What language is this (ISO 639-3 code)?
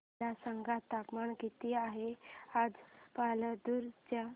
mar